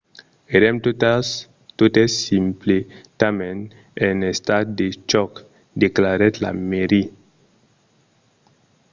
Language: Occitan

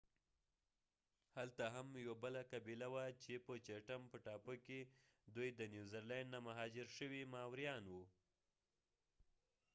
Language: Pashto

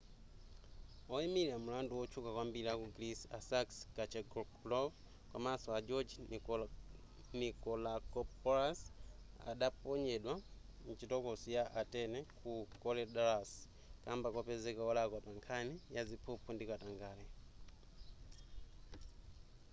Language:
Nyanja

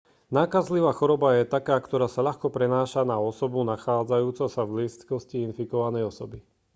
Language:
Slovak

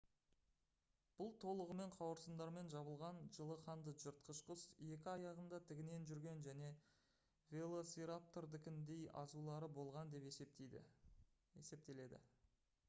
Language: Kazakh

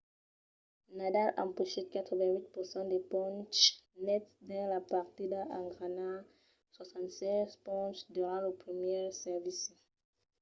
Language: Occitan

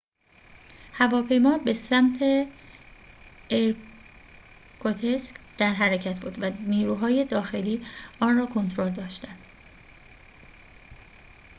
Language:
Persian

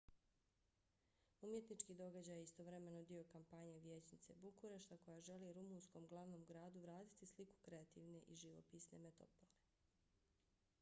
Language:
Bosnian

